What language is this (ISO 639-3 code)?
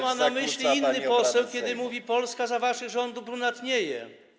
pol